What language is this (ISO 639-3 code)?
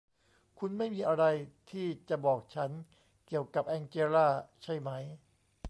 tha